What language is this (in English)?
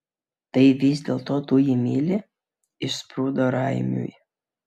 Lithuanian